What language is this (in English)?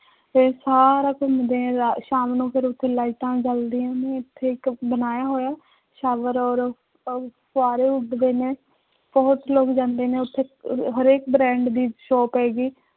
Punjabi